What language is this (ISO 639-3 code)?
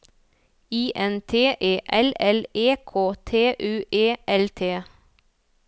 nor